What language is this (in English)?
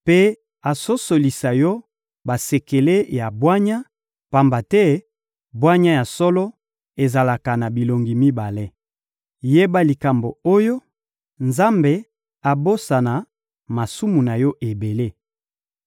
Lingala